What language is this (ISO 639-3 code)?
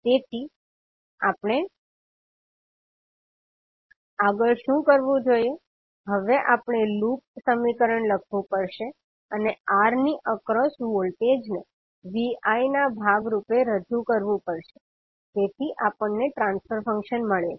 guj